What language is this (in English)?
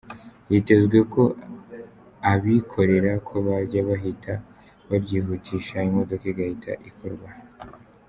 Kinyarwanda